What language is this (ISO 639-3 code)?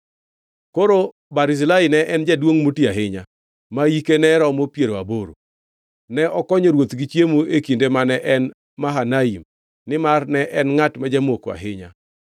luo